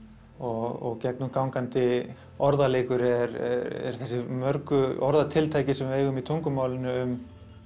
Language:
Icelandic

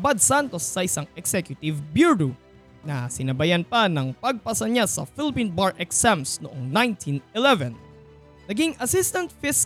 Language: Filipino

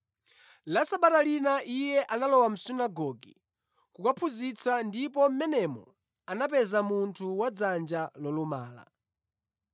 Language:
Nyanja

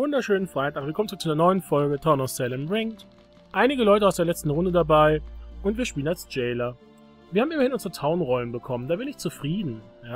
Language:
German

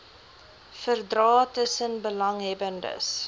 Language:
Afrikaans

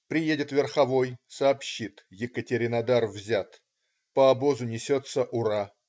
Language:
Russian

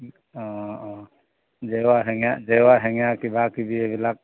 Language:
Assamese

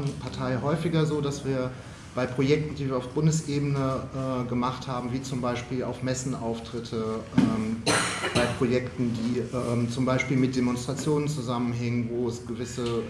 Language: German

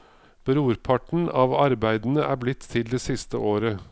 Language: Norwegian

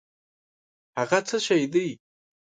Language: Pashto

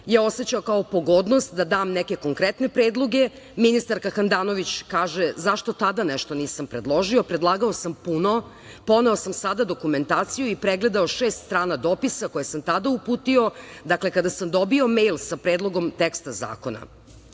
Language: Serbian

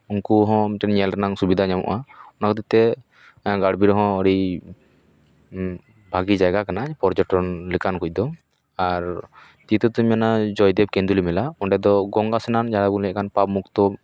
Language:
Santali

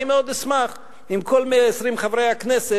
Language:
Hebrew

